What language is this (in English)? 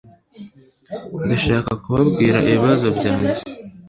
Kinyarwanda